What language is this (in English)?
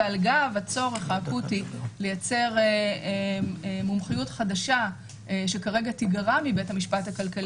Hebrew